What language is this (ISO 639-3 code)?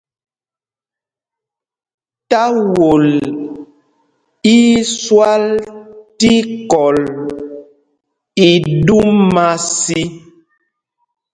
mgg